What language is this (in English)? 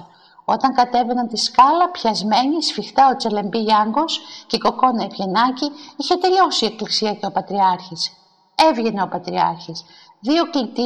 Greek